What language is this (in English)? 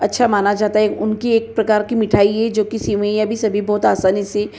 Hindi